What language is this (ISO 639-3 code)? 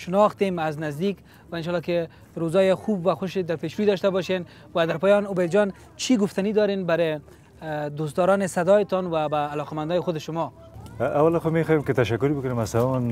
fas